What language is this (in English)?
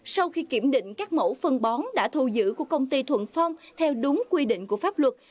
Vietnamese